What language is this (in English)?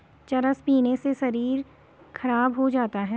Hindi